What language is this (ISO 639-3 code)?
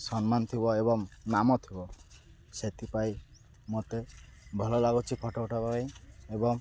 ori